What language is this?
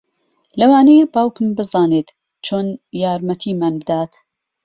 Central Kurdish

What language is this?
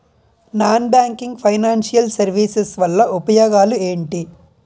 Telugu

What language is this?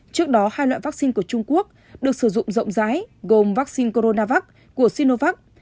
Vietnamese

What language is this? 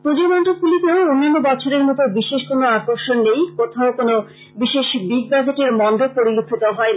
Bangla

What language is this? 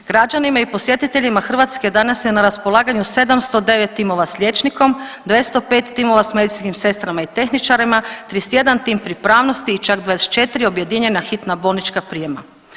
Croatian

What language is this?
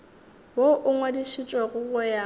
Northern Sotho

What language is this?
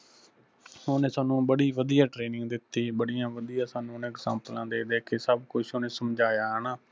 Punjabi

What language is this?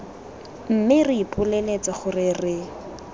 Tswana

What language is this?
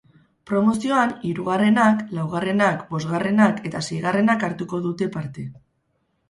Basque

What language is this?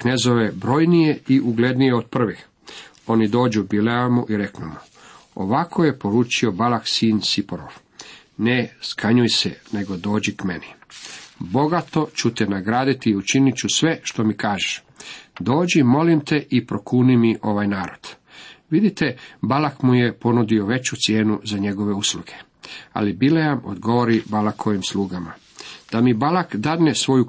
Croatian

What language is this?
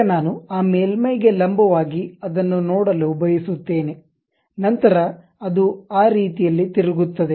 Kannada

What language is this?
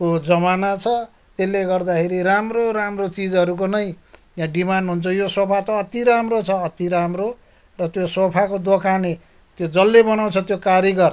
Nepali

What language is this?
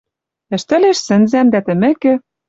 Western Mari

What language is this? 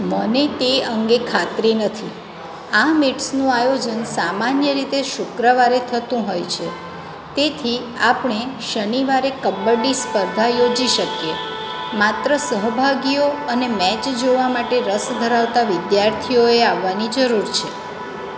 Gujarati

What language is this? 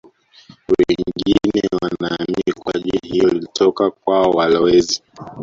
Swahili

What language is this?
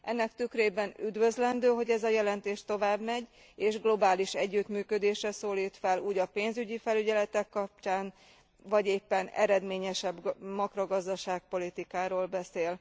Hungarian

